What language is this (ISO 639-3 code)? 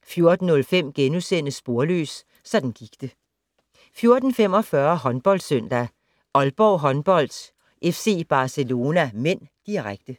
dan